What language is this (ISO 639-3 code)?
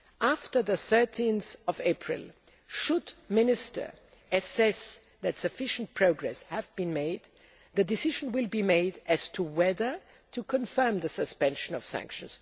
eng